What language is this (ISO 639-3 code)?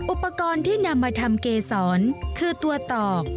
tha